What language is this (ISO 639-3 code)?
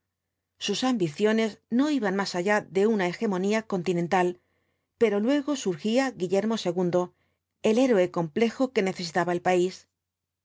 spa